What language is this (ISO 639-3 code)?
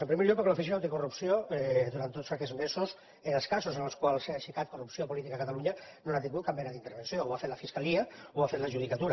cat